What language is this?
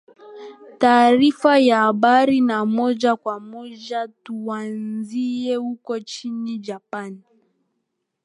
Swahili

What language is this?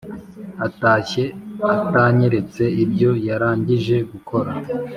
Kinyarwanda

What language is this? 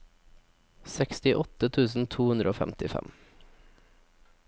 Norwegian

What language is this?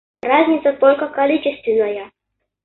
Russian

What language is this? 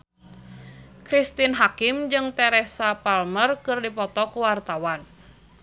Sundanese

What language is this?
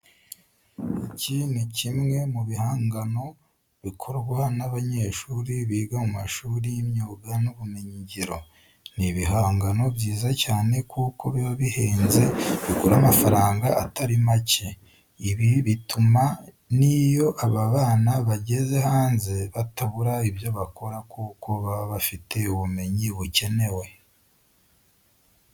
Kinyarwanda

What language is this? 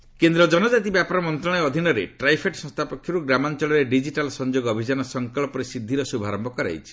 Odia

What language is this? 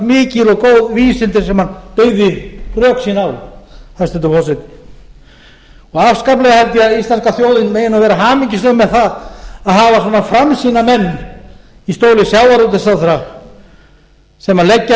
Icelandic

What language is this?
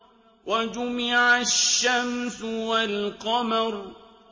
Arabic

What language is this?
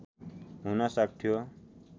Nepali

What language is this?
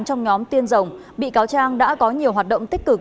Vietnamese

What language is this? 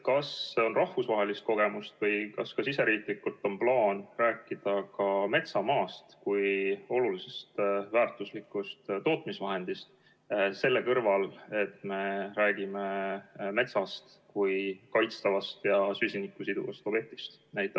Estonian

